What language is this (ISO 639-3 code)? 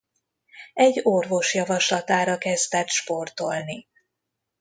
hun